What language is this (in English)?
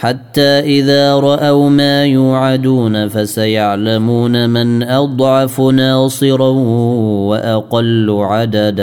Arabic